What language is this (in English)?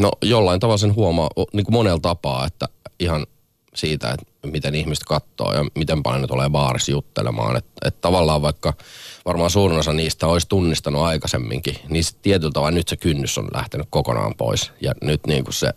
Finnish